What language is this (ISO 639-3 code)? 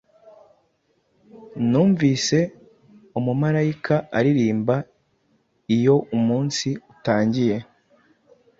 kin